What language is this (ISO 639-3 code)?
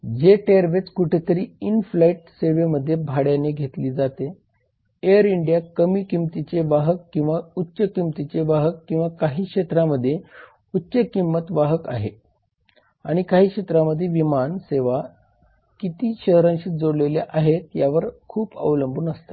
mar